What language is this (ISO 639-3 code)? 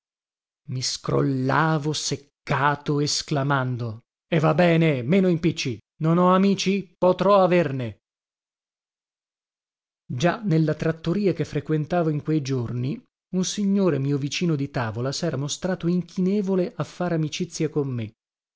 ita